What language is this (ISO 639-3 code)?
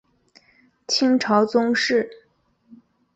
zho